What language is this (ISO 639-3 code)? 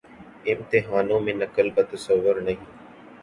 urd